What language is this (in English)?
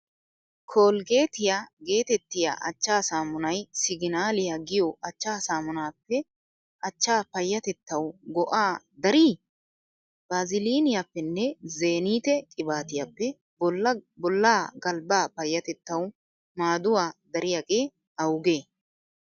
Wolaytta